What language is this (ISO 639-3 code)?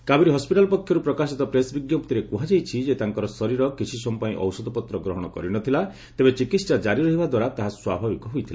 ori